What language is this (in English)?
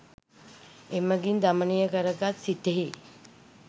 Sinhala